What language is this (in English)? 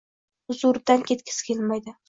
Uzbek